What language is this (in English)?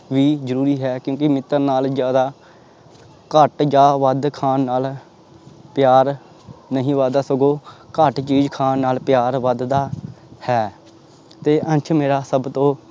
Punjabi